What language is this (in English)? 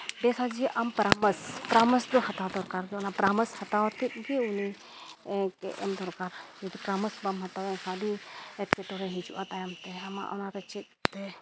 Santali